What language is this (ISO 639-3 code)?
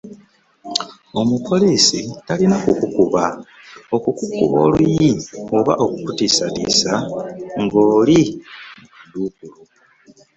lug